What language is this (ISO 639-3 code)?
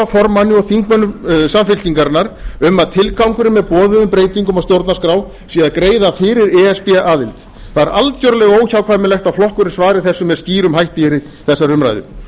isl